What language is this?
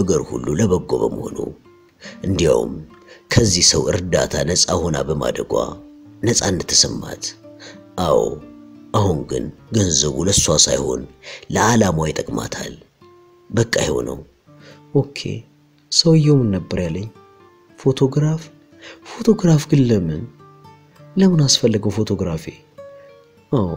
Arabic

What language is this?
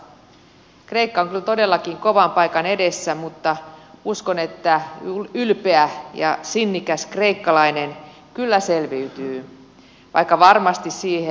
Finnish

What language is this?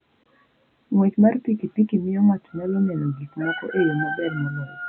Luo (Kenya and Tanzania)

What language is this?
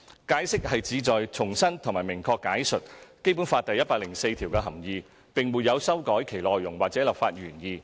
Cantonese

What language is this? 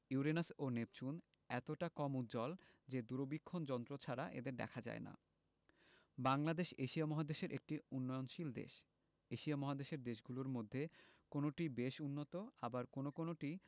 Bangla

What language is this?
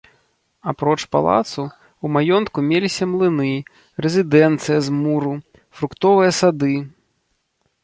Belarusian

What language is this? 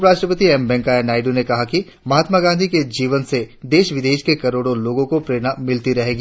Hindi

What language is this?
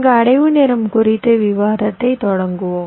Tamil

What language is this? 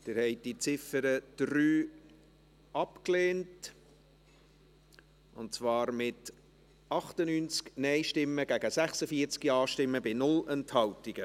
Swiss German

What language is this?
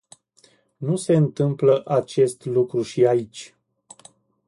Romanian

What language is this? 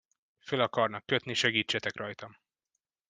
Hungarian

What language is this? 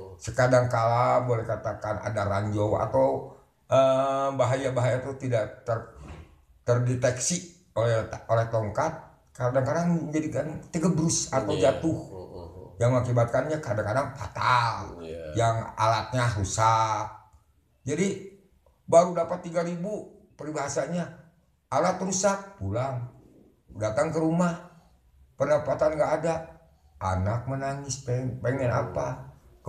Indonesian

